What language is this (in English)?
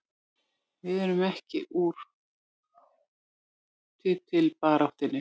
Icelandic